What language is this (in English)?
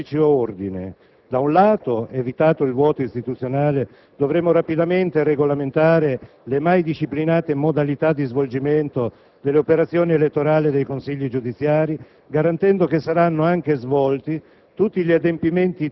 Italian